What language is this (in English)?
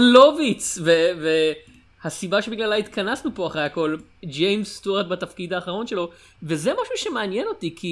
Hebrew